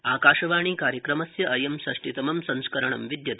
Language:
Sanskrit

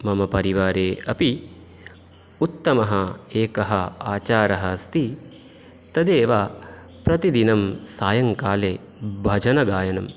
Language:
Sanskrit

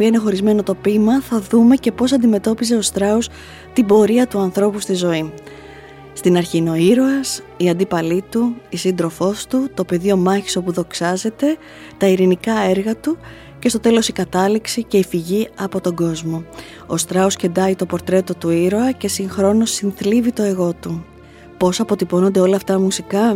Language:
Greek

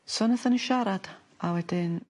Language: Welsh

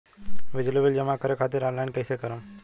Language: Bhojpuri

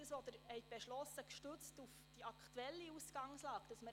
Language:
Swiss German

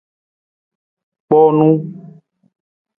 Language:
Nawdm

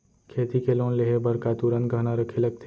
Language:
Chhattisgarhi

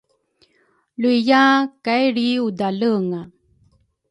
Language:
Rukai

